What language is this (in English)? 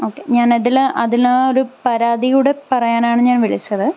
Malayalam